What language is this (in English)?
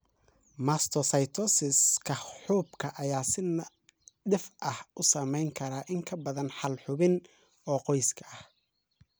Somali